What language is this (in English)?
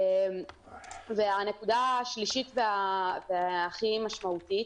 Hebrew